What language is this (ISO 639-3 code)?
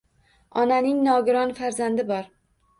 uzb